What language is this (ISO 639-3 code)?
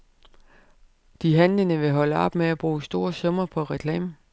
dan